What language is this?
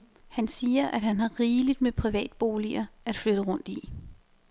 Danish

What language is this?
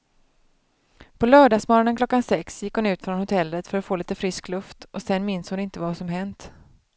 Swedish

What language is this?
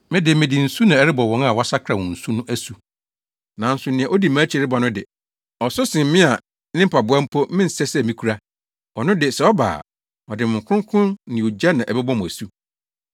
Akan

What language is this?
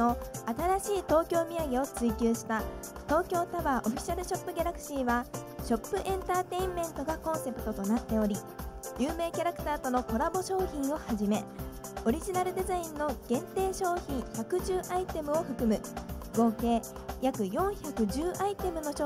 Japanese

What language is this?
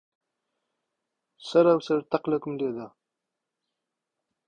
Central Kurdish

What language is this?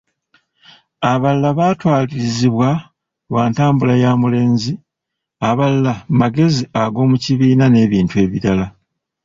Ganda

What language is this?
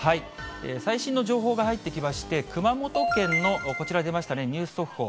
Japanese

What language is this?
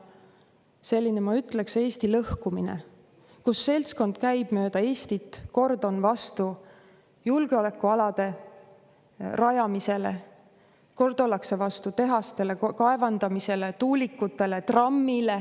Estonian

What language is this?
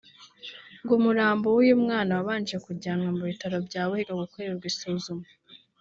Kinyarwanda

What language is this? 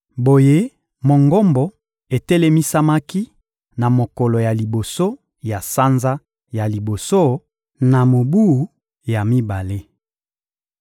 Lingala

